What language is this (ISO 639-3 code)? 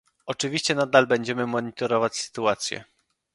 pol